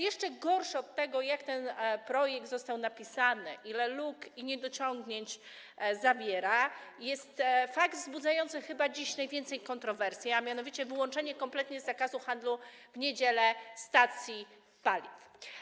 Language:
Polish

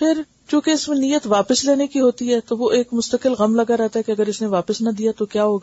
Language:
Urdu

